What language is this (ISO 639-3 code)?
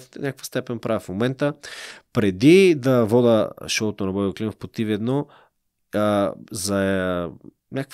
bul